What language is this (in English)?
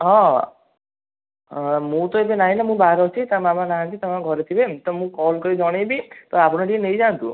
Odia